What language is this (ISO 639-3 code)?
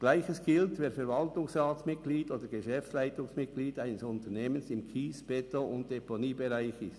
gsw